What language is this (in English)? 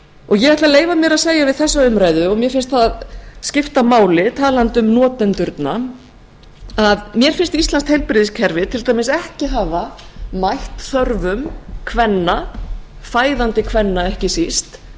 Icelandic